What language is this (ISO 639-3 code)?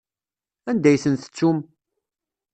kab